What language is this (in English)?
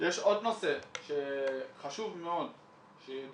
Hebrew